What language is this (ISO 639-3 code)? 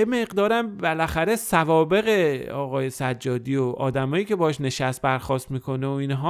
fas